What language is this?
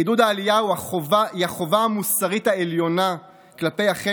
Hebrew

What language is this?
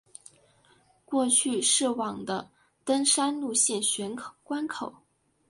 Chinese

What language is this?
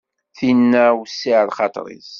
Kabyle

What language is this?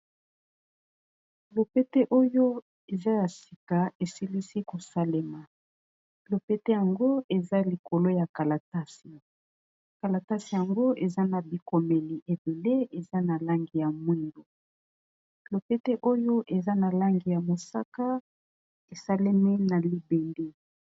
Lingala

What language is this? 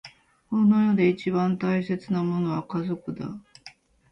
Japanese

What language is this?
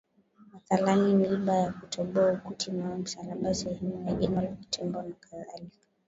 Swahili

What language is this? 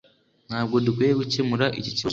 Kinyarwanda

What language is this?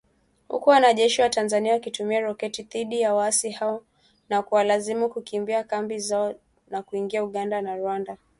Swahili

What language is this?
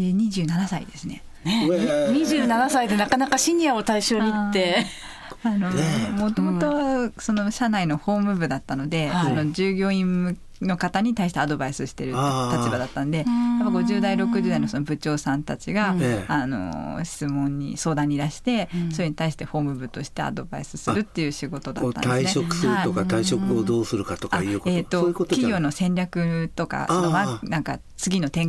Japanese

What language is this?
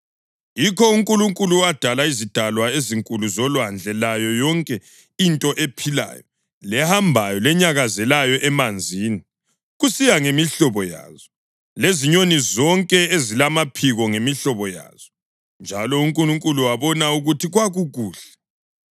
North Ndebele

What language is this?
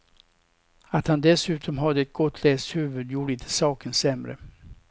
Swedish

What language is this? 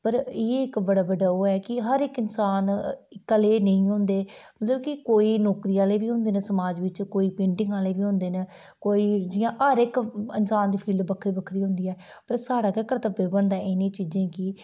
Dogri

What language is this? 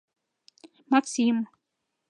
Mari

